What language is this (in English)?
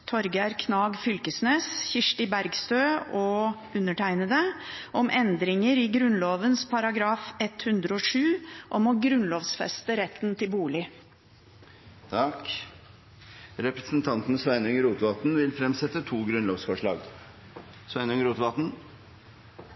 Norwegian